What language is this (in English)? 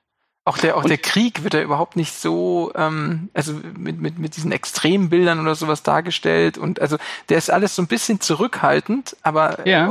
German